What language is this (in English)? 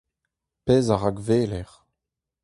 Breton